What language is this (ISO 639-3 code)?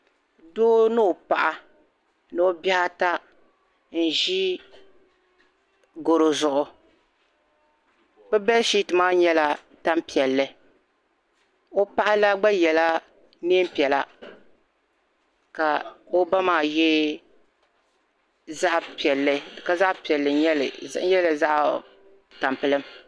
dag